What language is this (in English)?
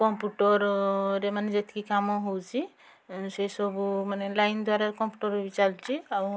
Odia